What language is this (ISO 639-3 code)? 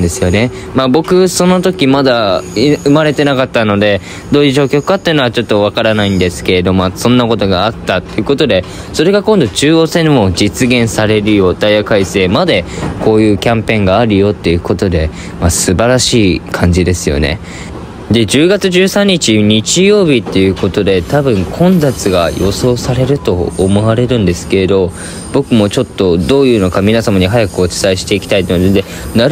jpn